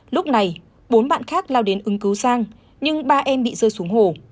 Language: Vietnamese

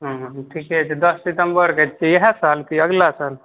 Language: Maithili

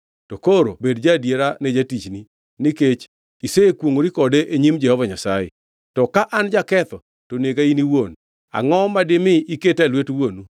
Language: Luo (Kenya and Tanzania)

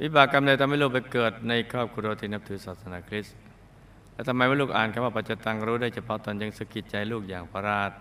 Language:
Thai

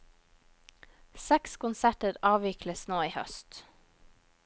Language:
Norwegian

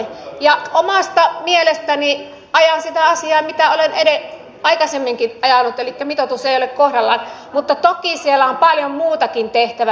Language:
Finnish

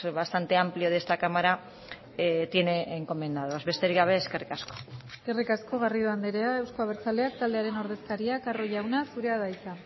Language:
Basque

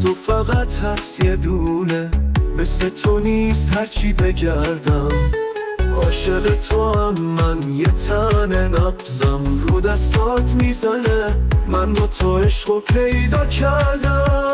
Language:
Persian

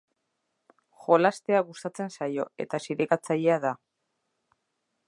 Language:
Basque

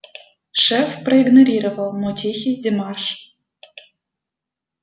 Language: Russian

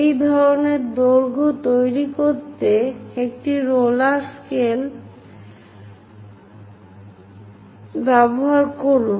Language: Bangla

